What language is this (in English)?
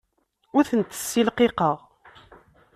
Kabyle